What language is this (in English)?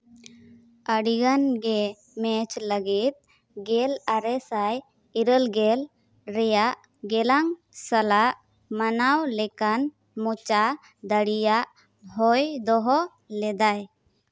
Santali